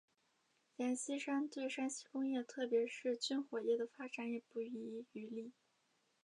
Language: Chinese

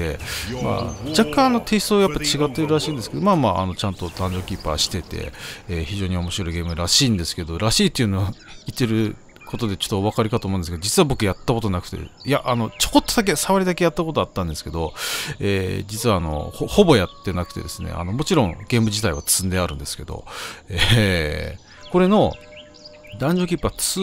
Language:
Japanese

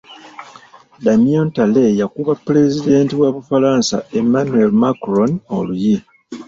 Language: Ganda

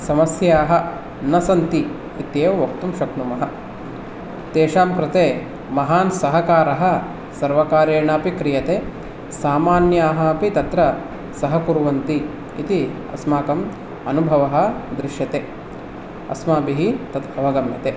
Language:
Sanskrit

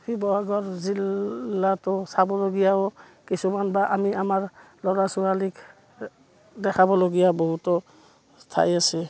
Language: Assamese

